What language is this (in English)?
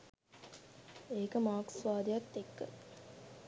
Sinhala